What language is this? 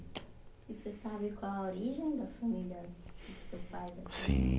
Portuguese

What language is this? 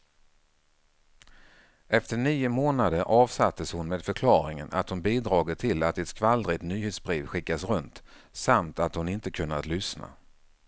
Swedish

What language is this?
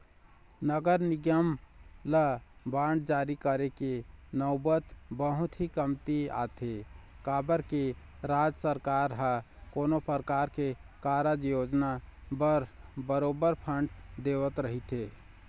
Chhattisgarhi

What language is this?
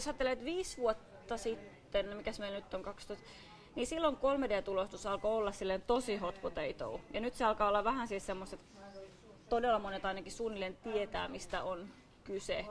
Finnish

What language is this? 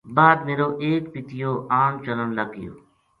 Gujari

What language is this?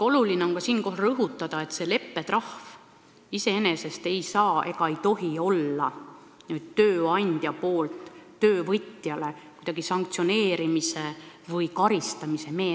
Estonian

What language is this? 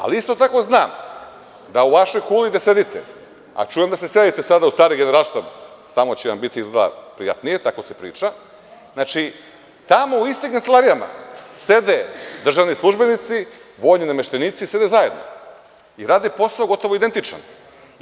Serbian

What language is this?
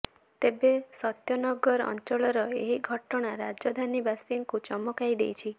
Odia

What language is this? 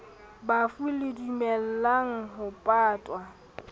Southern Sotho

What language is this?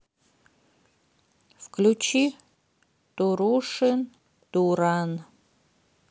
Russian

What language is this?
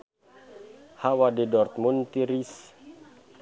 Sundanese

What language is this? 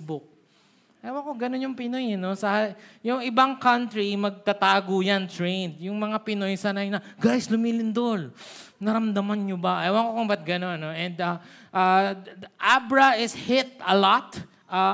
Filipino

